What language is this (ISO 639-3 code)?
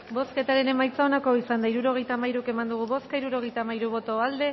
eus